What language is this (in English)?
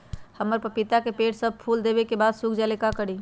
Magahi